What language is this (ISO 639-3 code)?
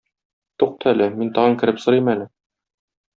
tat